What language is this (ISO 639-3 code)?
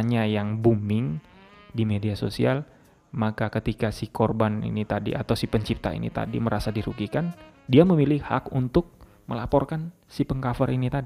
ind